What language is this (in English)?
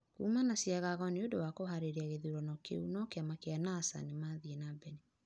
Kikuyu